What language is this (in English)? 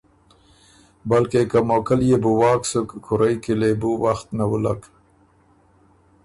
Ormuri